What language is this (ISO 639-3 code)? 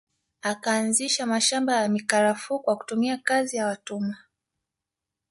swa